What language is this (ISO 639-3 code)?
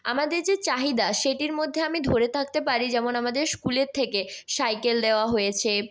ben